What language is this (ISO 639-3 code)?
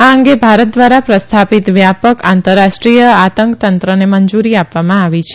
guj